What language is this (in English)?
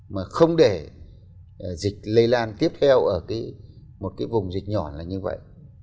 Vietnamese